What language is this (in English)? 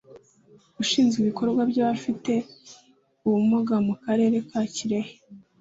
Kinyarwanda